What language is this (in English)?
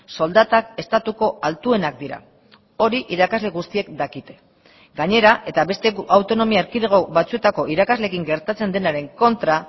Basque